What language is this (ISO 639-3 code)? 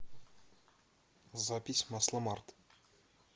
rus